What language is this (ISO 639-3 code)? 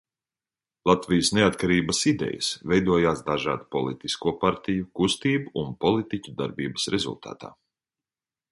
lav